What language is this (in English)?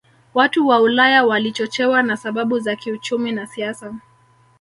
Swahili